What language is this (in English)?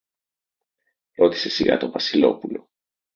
Greek